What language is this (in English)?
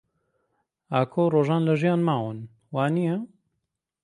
Central Kurdish